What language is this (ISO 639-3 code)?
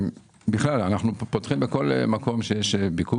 heb